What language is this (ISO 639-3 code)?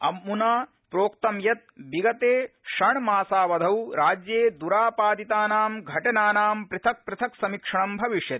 san